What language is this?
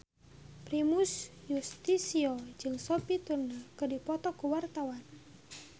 Sundanese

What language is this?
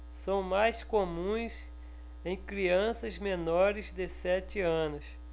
Portuguese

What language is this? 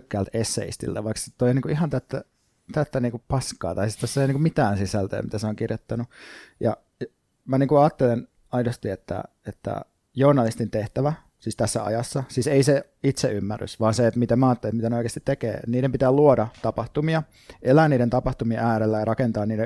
Finnish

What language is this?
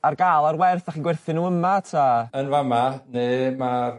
Welsh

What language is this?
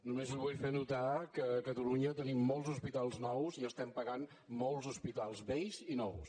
Catalan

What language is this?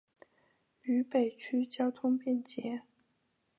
Chinese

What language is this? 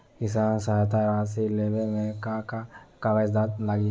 Bhojpuri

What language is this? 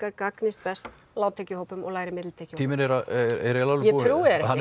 Icelandic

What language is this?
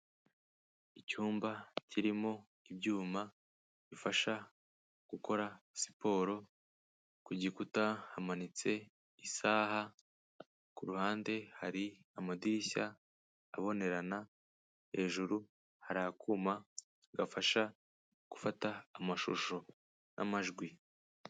Kinyarwanda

